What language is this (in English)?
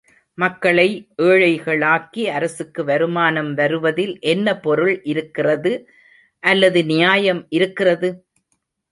Tamil